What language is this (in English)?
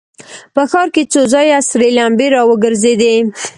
Pashto